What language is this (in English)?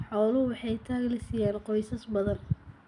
Somali